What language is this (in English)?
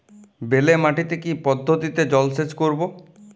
Bangla